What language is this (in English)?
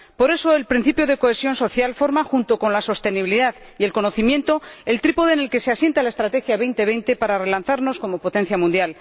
Spanish